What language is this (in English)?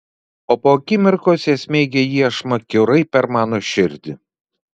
Lithuanian